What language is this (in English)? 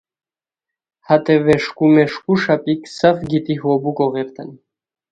Khowar